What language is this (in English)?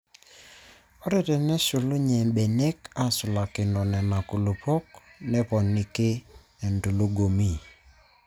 Masai